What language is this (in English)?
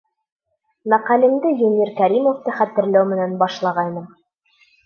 Bashkir